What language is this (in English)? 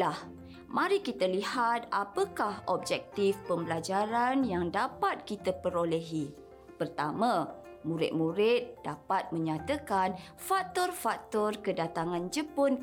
Malay